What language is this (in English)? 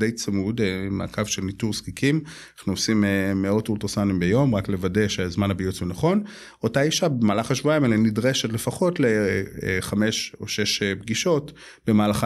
Hebrew